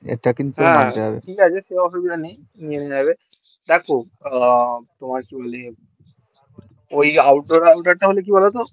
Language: Bangla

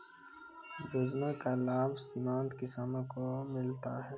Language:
Maithili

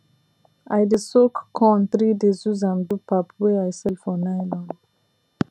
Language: Nigerian Pidgin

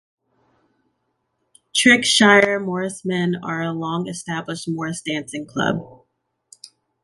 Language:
English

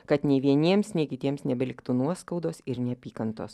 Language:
Lithuanian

